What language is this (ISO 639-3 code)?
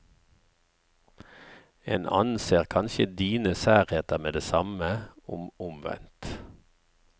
nor